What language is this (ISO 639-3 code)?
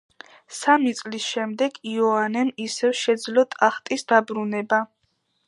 kat